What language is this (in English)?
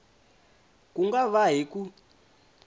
Tsonga